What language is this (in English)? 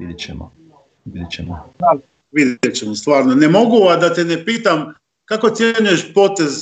Croatian